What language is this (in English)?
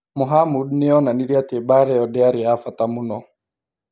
Kikuyu